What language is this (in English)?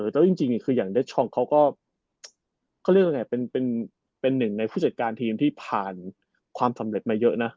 Thai